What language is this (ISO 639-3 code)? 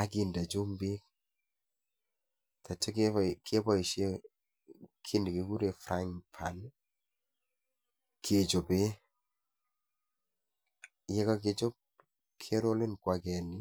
kln